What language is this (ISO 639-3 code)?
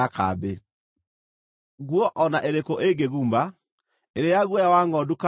kik